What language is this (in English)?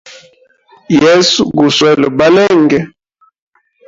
Hemba